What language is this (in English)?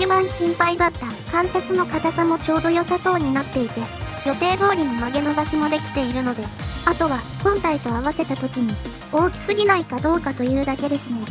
Japanese